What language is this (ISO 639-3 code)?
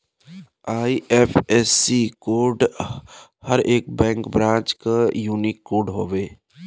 bho